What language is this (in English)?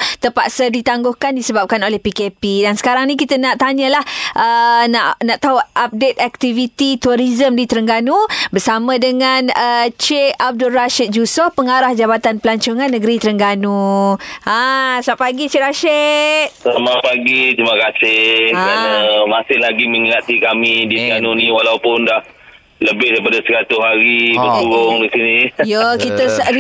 Malay